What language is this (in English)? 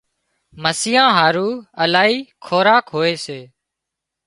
Wadiyara Koli